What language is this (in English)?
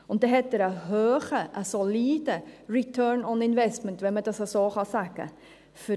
Swiss German